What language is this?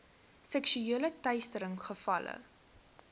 Afrikaans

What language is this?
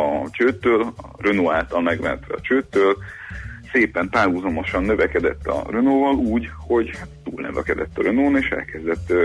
Hungarian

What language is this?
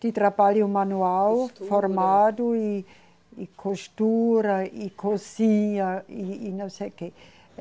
Portuguese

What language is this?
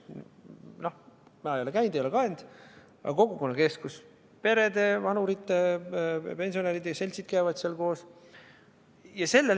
Estonian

